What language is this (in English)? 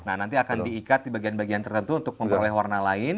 Indonesian